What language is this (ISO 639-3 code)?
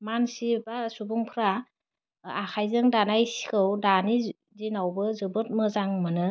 brx